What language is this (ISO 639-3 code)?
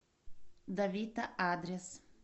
rus